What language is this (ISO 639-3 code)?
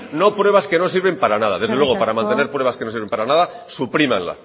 spa